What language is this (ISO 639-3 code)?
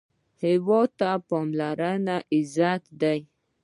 pus